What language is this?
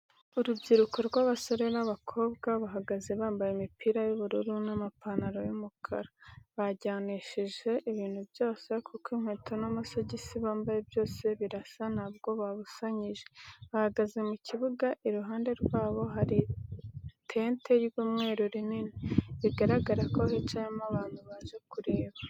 Kinyarwanda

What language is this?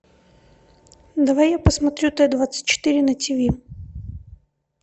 Russian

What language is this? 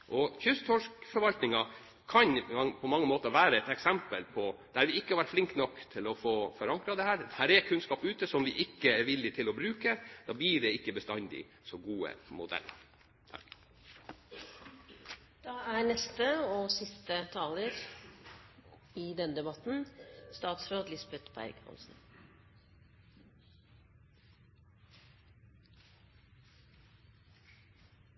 Norwegian Bokmål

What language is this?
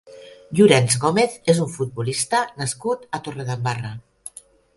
Catalan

